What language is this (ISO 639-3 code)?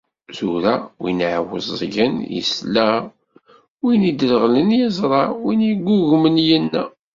kab